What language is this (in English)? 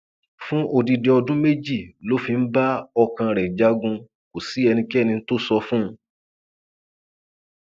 Yoruba